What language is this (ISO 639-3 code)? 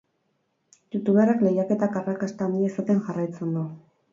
eus